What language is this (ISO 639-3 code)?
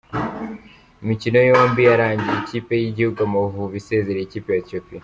kin